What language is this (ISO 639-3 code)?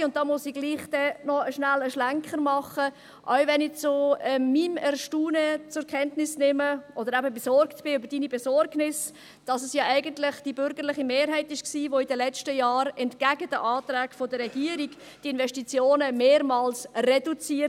gsw